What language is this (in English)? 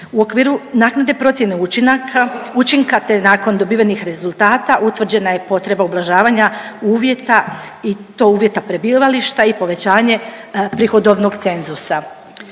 Croatian